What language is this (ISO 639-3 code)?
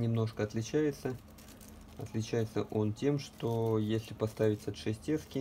rus